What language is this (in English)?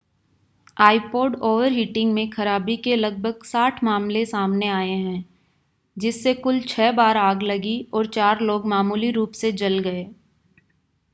Hindi